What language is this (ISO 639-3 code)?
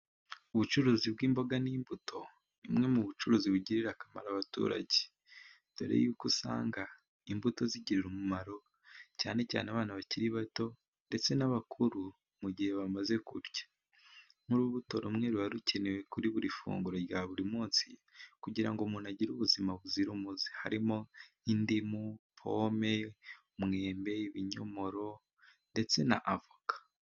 kin